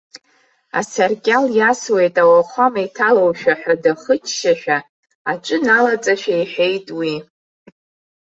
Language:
Abkhazian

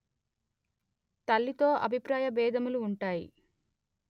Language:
Telugu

